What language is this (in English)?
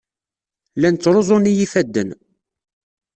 Kabyle